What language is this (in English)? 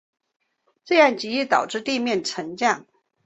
Chinese